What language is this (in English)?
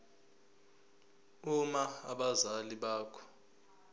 Zulu